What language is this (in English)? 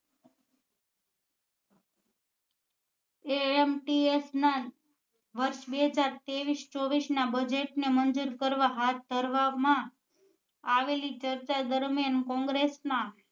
Gujarati